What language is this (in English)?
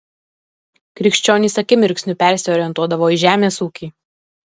Lithuanian